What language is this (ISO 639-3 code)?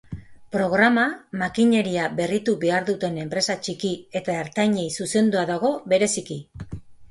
eus